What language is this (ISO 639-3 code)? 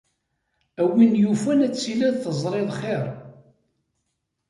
kab